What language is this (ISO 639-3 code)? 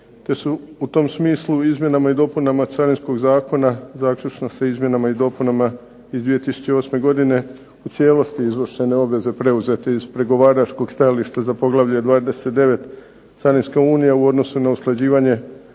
hrv